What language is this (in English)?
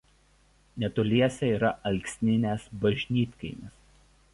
Lithuanian